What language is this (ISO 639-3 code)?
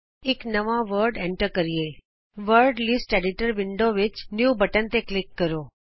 pan